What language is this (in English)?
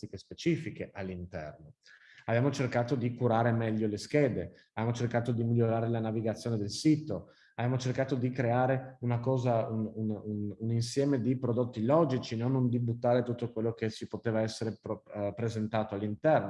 Italian